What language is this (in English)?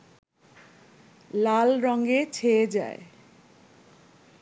Bangla